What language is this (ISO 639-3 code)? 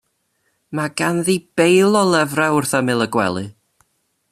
cym